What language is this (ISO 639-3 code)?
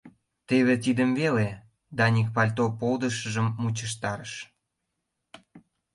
chm